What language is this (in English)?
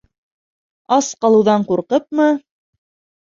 Bashkir